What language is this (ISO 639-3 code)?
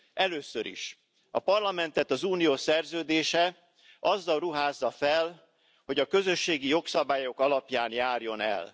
hun